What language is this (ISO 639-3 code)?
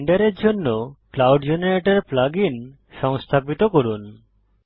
ben